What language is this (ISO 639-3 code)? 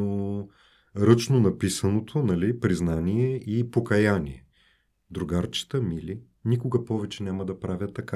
bul